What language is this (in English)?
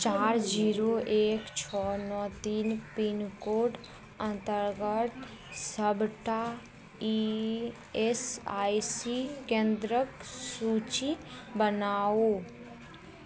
Maithili